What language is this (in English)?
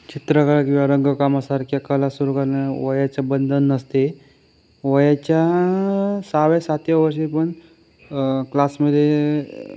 Marathi